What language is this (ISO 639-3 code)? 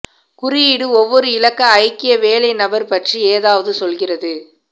tam